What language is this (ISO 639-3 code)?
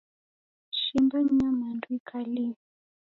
dav